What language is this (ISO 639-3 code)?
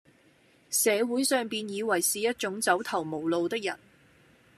yue